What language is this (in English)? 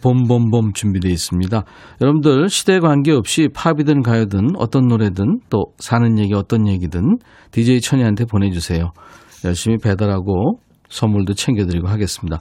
Korean